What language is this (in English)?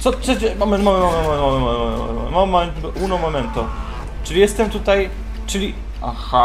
Polish